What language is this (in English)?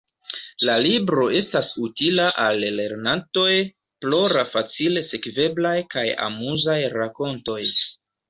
Esperanto